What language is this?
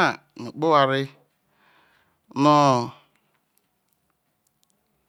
Isoko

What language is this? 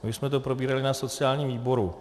Czech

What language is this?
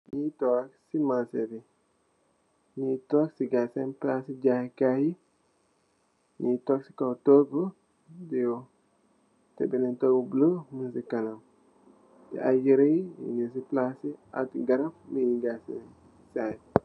Wolof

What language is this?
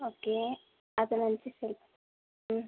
Tamil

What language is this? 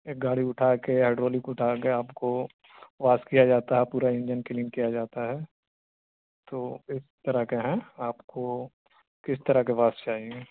Urdu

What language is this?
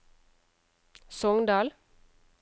Norwegian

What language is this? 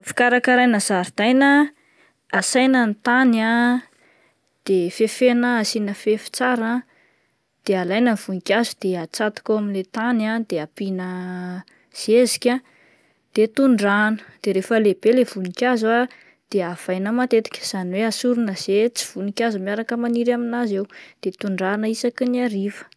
Malagasy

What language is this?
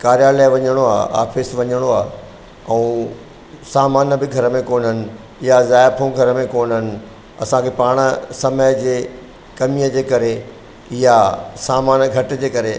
Sindhi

